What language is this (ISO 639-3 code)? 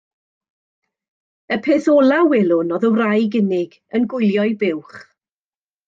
cym